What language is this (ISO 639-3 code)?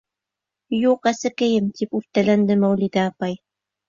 bak